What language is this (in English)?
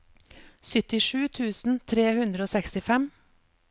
Norwegian